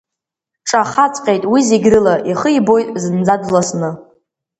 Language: Abkhazian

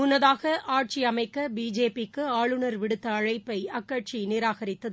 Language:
Tamil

